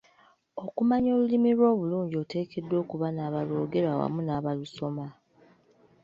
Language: Ganda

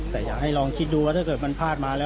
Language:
Thai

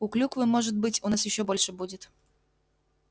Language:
Russian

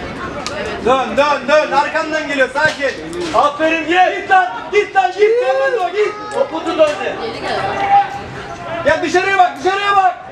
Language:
Turkish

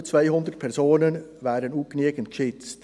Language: Swiss German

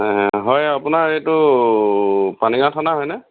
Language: Assamese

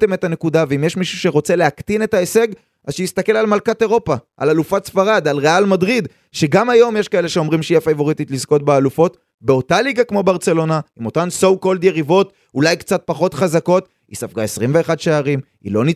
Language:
Hebrew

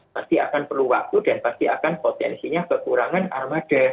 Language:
Indonesian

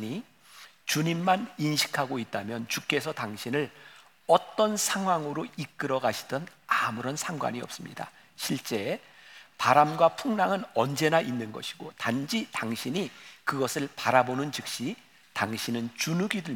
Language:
Korean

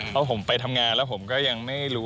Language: Thai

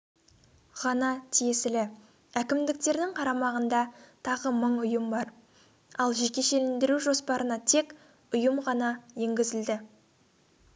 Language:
Kazakh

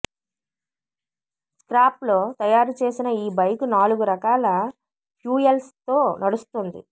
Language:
Telugu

